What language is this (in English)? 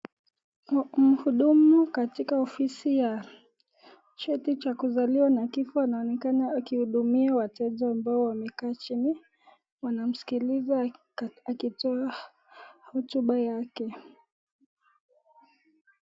Swahili